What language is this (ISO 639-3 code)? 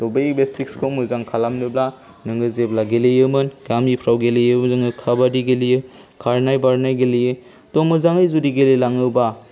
brx